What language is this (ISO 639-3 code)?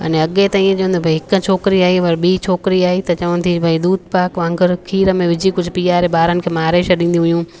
snd